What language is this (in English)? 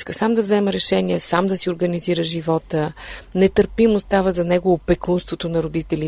Bulgarian